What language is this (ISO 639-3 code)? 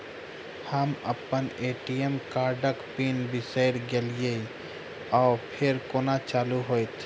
mai